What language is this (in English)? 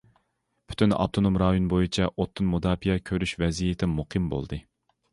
Uyghur